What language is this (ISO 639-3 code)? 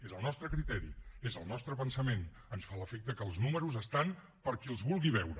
cat